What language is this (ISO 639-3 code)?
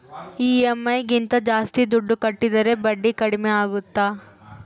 kan